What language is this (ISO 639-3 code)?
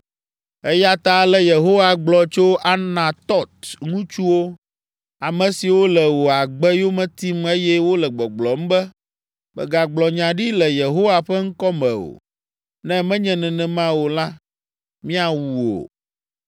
ewe